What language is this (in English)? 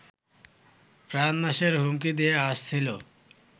Bangla